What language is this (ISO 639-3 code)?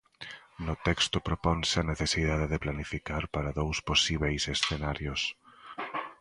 glg